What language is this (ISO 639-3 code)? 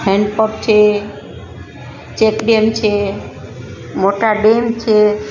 guj